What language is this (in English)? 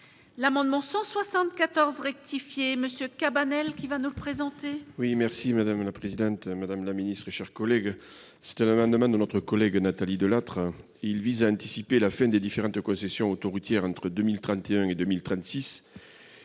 French